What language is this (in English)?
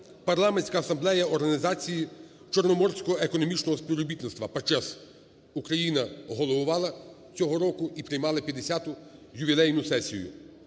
Ukrainian